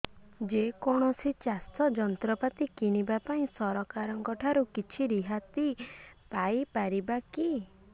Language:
Odia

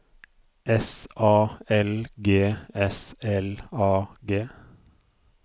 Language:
Norwegian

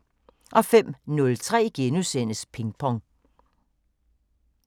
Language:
Danish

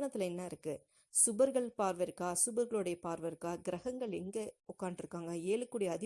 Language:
Tamil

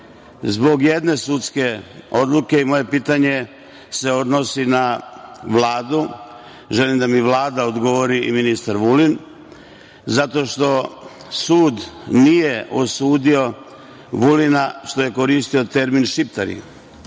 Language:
Serbian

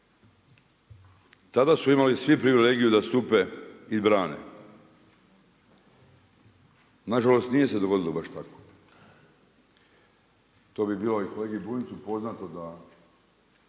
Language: Croatian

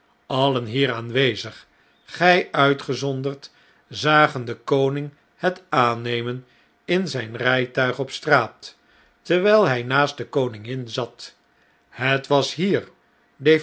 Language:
Dutch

